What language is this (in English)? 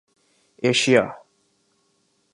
Urdu